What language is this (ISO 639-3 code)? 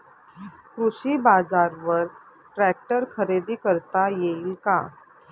mar